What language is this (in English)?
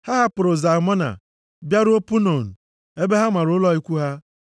Igbo